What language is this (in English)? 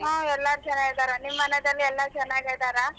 Kannada